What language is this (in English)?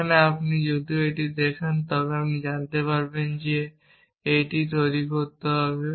Bangla